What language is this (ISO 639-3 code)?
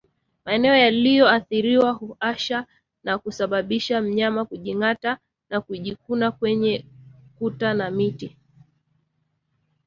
swa